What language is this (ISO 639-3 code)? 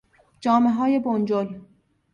fas